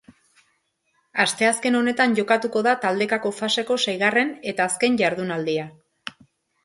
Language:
Basque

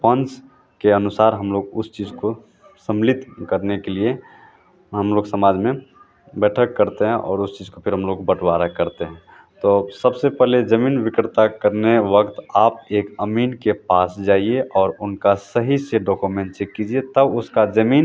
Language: Hindi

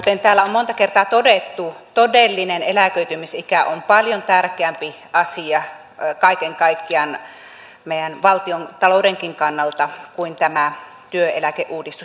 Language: Finnish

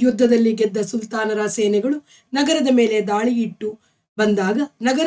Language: Arabic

